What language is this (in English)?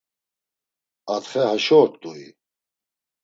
Laz